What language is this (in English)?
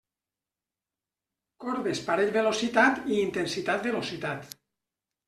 Catalan